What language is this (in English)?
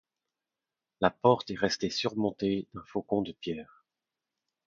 French